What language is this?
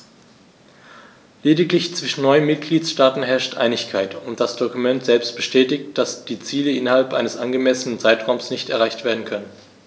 German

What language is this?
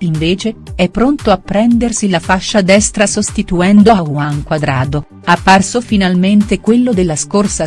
Italian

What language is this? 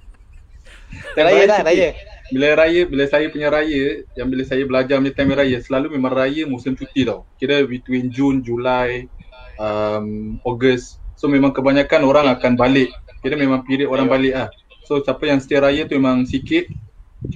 Malay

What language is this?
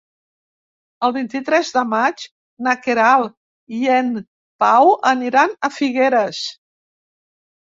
Catalan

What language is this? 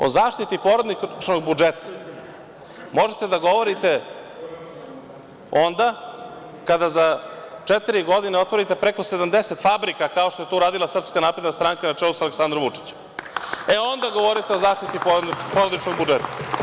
Serbian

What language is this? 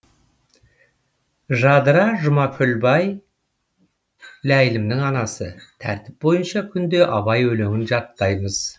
Kazakh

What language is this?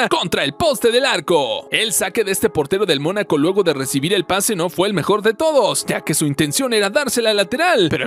Spanish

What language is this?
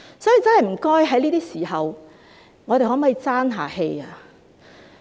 Cantonese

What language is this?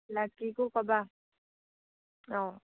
Assamese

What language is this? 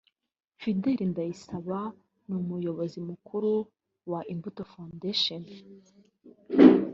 Kinyarwanda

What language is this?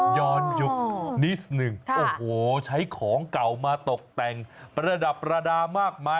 Thai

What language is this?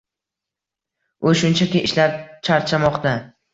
Uzbek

